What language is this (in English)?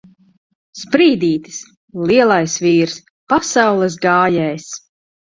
Latvian